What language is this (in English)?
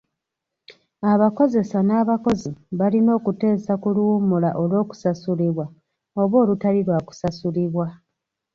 Ganda